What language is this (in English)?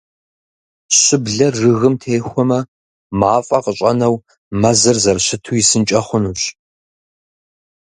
Kabardian